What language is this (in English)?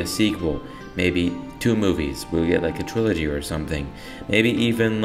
English